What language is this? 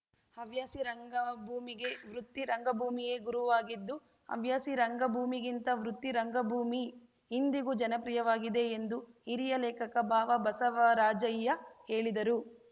Kannada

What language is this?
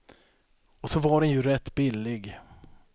Swedish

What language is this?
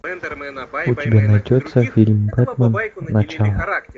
Russian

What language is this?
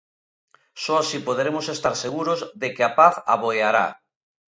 Galician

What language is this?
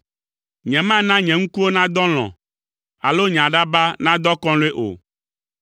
Ewe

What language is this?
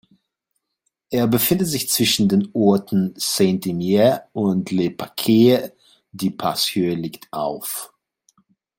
German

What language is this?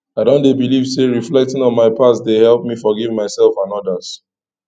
Nigerian Pidgin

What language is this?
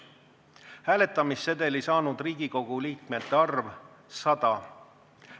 Estonian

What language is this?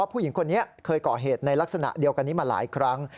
Thai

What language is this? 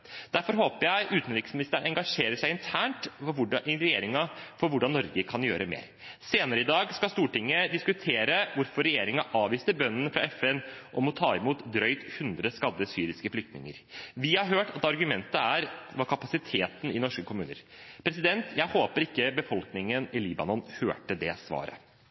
Norwegian Bokmål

